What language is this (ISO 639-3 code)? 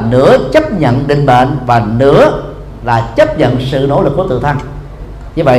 vie